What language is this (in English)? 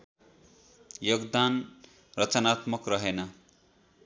Nepali